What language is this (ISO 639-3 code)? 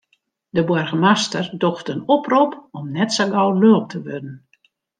fry